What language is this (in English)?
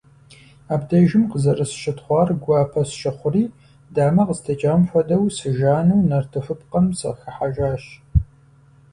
Kabardian